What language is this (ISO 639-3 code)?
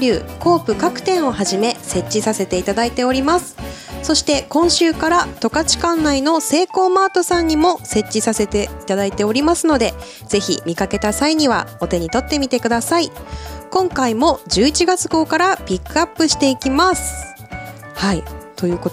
jpn